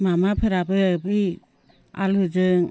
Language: Bodo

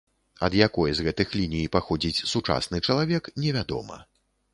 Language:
Belarusian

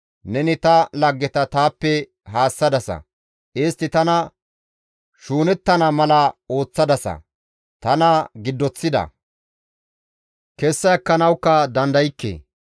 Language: Gamo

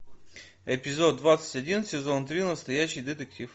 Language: Russian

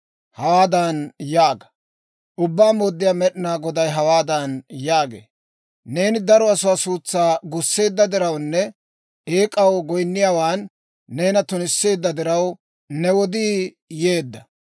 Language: Dawro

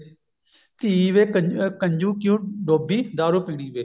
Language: Punjabi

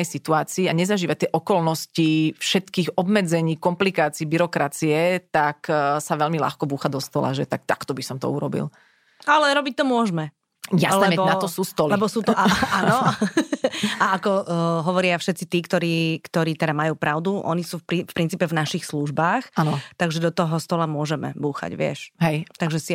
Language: Slovak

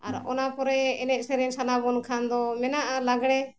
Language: Santali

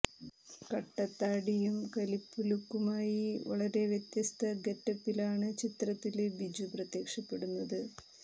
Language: Malayalam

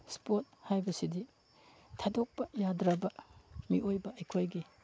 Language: Manipuri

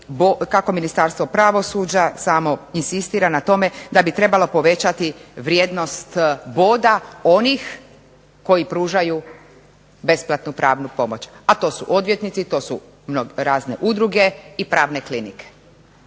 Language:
Croatian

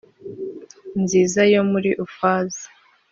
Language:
Kinyarwanda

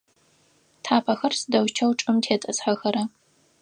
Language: Adyghe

